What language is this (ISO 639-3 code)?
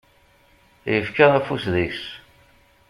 kab